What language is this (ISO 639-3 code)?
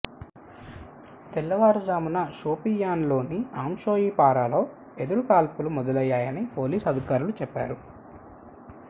tel